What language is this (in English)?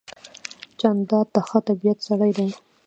Pashto